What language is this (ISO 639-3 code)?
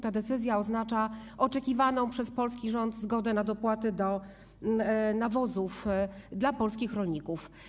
pol